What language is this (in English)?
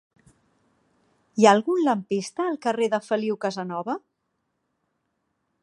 Catalan